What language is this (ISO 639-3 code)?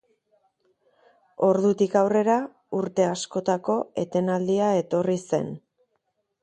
eus